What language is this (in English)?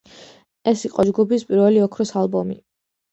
Georgian